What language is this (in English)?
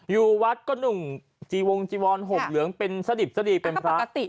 Thai